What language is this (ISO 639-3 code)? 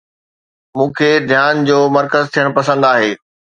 snd